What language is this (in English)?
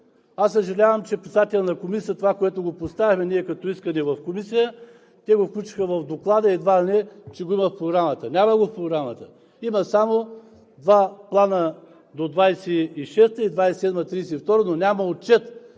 Bulgarian